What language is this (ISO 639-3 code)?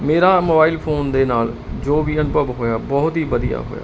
pan